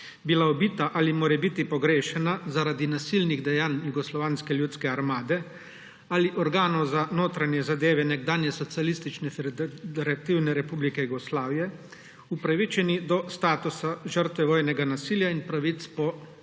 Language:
Slovenian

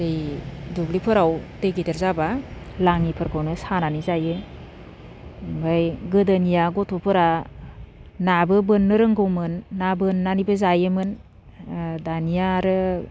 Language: Bodo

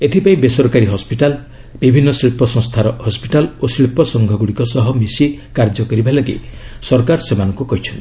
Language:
Odia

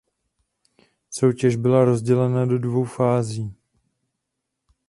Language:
Czech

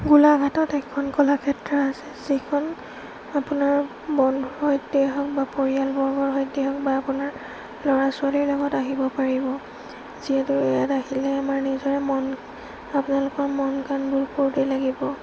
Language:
Assamese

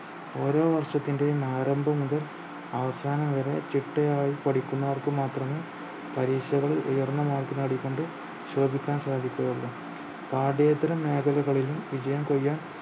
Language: Malayalam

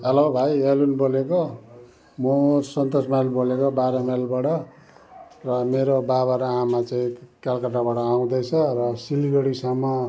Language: Nepali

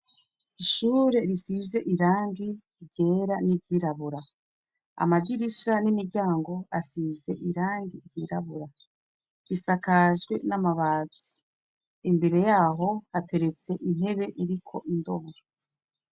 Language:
Rundi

